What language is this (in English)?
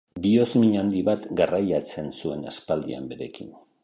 Basque